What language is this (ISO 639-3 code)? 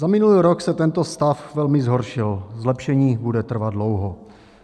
ces